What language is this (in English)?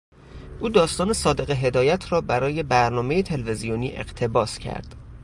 Persian